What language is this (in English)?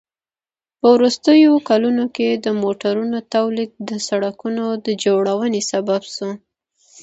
Pashto